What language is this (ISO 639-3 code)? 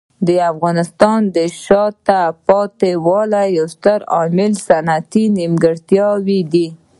pus